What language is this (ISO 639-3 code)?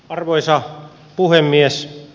fin